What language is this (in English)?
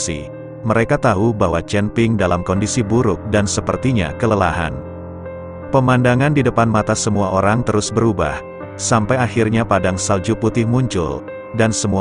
Indonesian